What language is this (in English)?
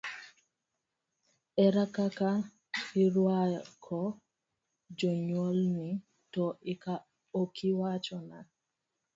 Luo (Kenya and Tanzania)